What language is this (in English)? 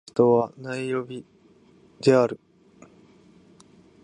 Japanese